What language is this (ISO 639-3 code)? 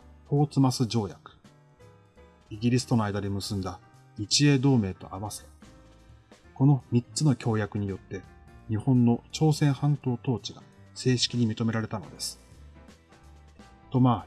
jpn